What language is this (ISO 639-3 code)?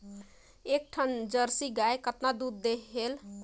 hne